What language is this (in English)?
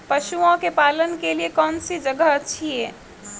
Hindi